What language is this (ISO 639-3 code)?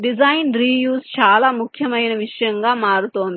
tel